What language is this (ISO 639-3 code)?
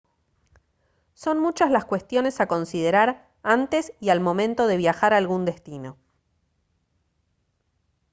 spa